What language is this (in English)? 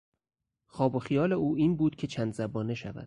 Persian